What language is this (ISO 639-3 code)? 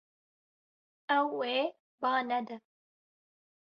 kur